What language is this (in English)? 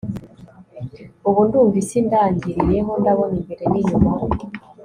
Kinyarwanda